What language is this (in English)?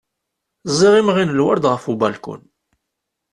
Kabyle